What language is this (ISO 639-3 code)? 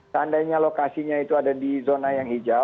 ind